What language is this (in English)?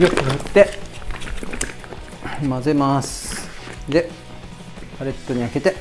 Japanese